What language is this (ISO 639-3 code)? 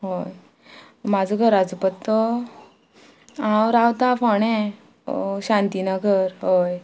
kok